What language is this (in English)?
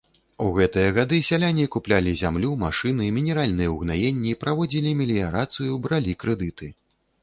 Belarusian